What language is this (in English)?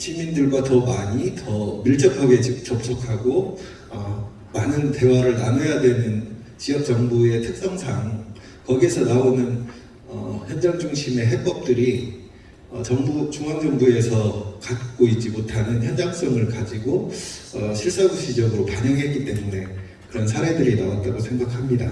Korean